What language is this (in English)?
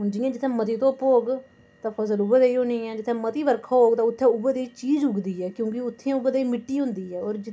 Dogri